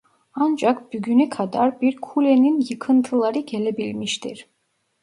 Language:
Turkish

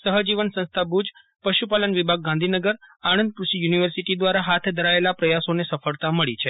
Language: Gujarati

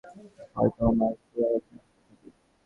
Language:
Bangla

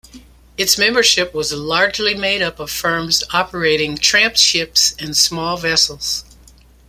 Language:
English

